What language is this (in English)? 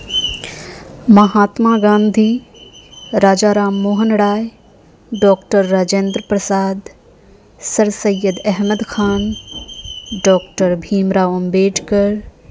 Urdu